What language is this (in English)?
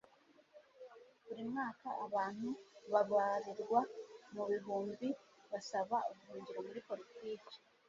Kinyarwanda